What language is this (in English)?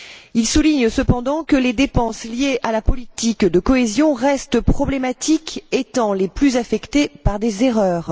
French